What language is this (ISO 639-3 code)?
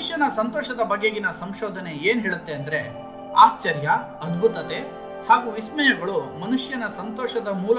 kan